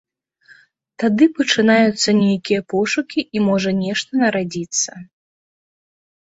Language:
Belarusian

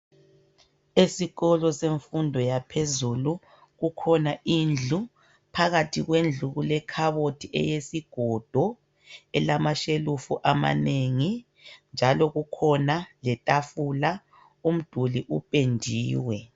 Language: North Ndebele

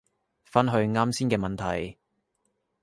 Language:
Cantonese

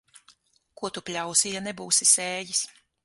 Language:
Latvian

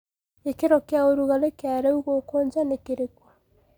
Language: Kikuyu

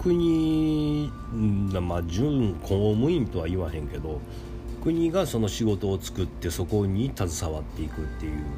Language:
Japanese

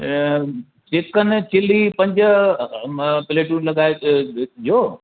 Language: Sindhi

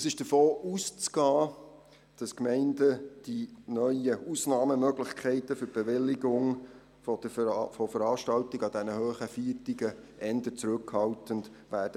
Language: Swiss German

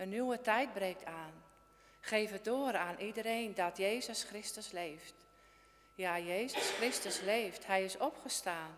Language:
Dutch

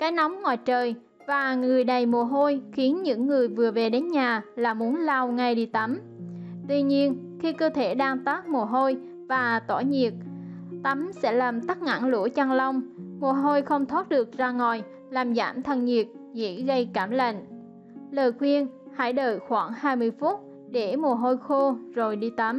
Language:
Vietnamese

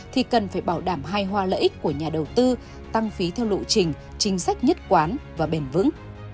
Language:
Vietnamese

